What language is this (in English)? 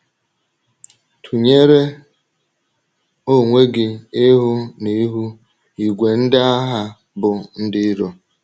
Igbo